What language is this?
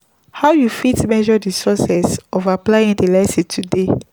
Nigerian Pidgin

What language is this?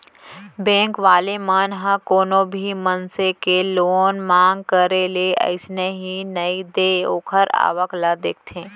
Chhattisgarhi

